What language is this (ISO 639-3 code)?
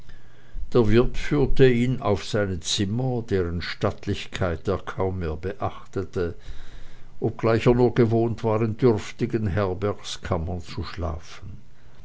deu